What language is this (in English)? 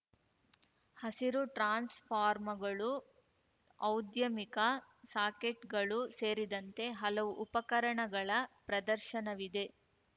Kannada